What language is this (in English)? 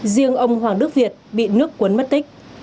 Vietnamese